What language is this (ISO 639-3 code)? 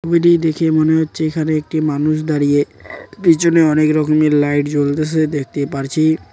ben